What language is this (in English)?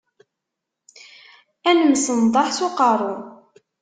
Kabyle